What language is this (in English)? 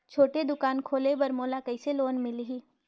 Chhattisgarhi